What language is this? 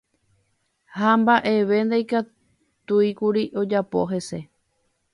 Guarani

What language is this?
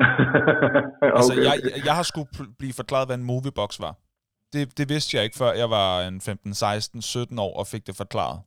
Danish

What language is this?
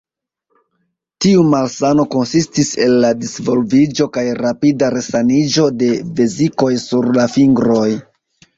Esperanto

